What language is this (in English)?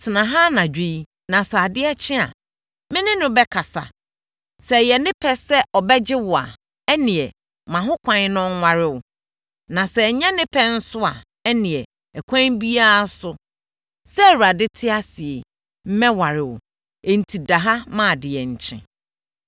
Akan